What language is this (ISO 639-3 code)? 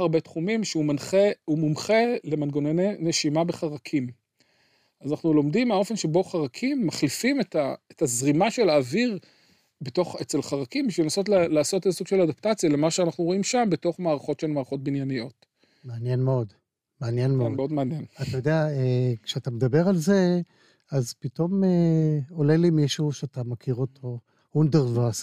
heb